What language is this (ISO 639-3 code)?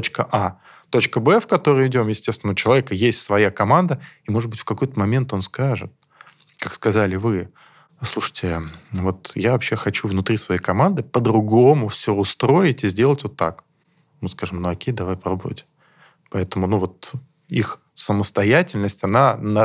rus